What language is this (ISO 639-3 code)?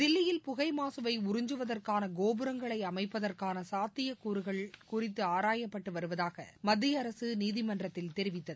tam